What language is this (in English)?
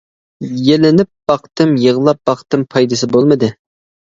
Uyghur